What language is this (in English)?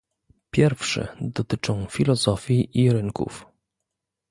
Polish